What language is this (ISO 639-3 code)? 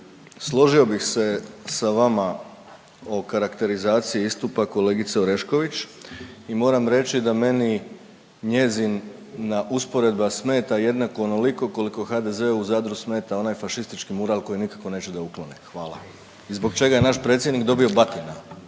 hrv